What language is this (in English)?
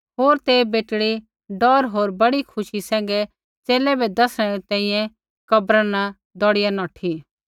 Kullu Pahari